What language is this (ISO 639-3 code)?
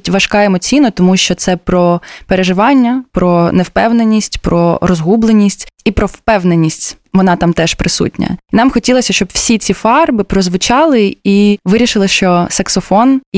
ukr